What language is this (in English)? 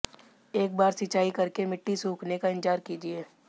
Hindi